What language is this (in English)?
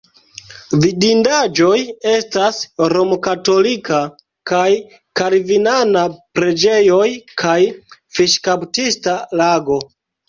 Esperanto